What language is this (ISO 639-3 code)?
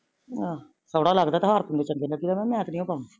pan